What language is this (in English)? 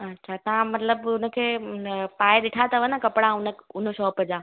Sindhi